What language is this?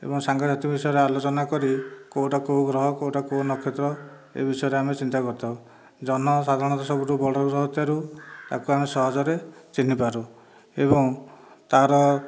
Odia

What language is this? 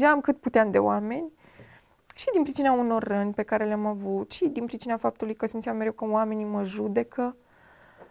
Romanian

